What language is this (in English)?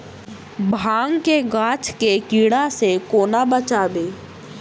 Maithili